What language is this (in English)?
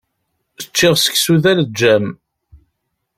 Kabyle